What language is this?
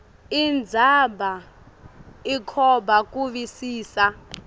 Swati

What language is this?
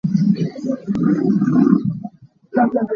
Hakha Chin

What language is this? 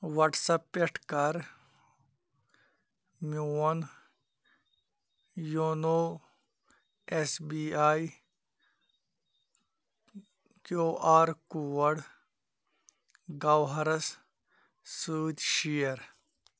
Kashmiri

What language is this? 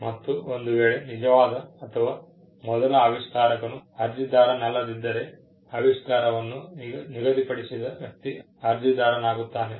Kannada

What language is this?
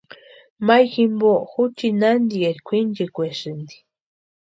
Western Highland Purepecha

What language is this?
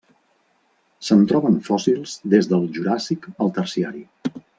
Catalan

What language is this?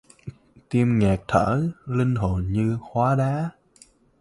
Vietnamese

